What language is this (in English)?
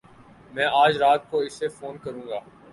Urdu